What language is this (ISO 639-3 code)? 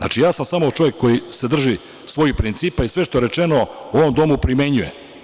srp